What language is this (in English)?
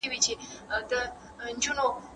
Pashto